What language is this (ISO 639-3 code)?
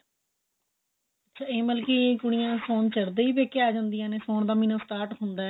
pan